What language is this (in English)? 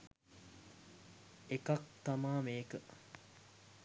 Sinhala